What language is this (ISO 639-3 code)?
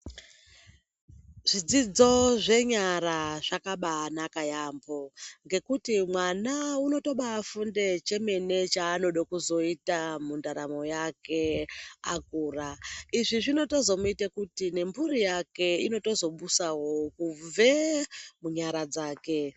ndc